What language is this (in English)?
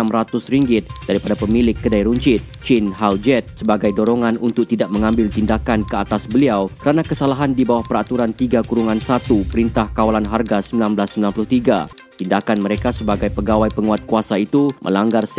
Malay